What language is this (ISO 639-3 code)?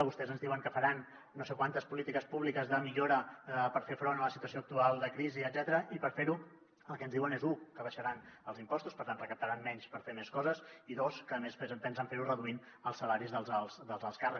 cat